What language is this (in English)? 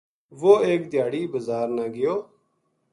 Gujari